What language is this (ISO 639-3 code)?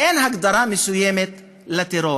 heb